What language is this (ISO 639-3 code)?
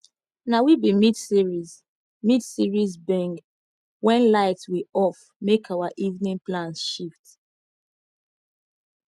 pcm